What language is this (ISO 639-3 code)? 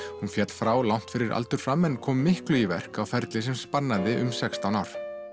isl